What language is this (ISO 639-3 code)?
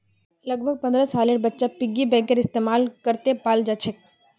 mag